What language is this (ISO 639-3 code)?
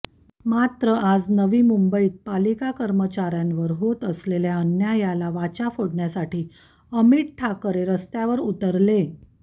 mar